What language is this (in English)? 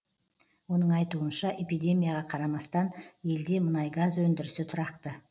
Kazakh